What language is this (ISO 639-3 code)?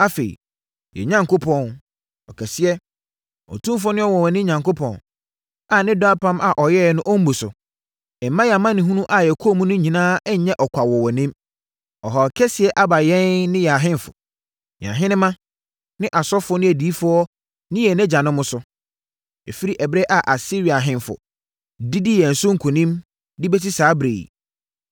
aka